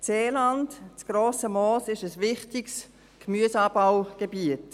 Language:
Swiss German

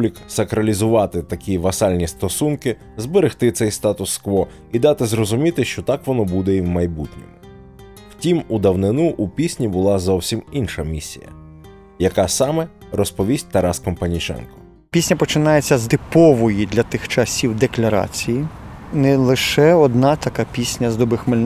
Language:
Ukrainian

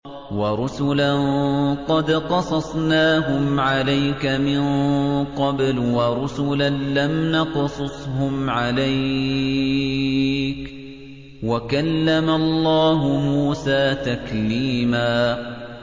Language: Arabic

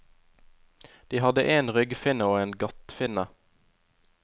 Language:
Norwegian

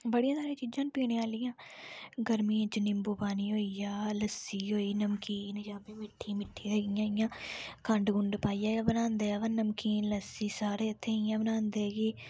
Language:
Dogri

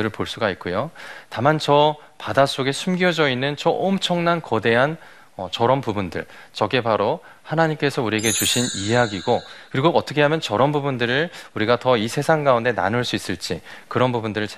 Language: Korean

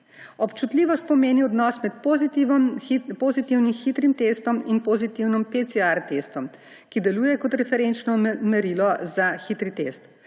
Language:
Slovenian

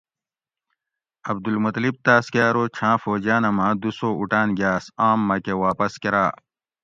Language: Gawri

